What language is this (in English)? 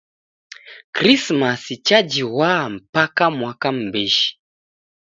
Taita